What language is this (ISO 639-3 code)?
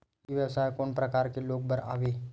hne